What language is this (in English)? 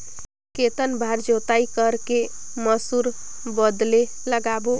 Chhattisgarhi